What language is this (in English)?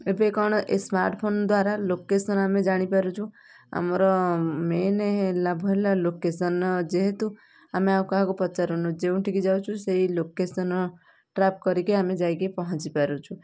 Odia